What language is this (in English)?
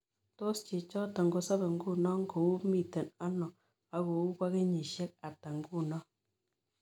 Kalenjin